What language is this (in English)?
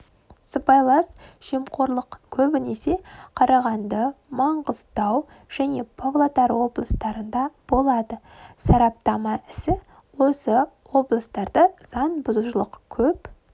Kazakh